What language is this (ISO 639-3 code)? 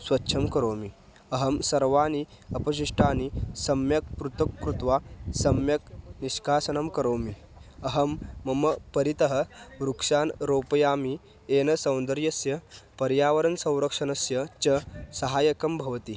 san